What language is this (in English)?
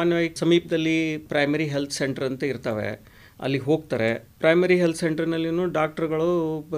Hindi